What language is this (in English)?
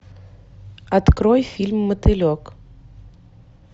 Russian